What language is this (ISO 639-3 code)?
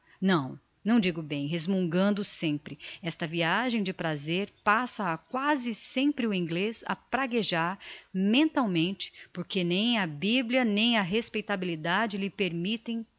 por